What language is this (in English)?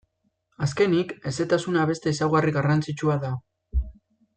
Basque